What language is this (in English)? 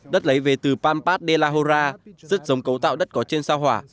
Vietnamese